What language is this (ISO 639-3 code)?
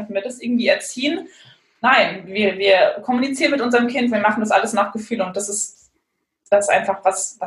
deu